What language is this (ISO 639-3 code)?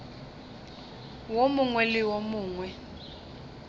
nso